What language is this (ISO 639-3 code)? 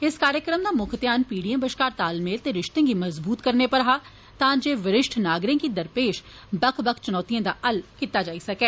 doi